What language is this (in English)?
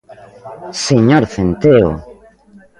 Galician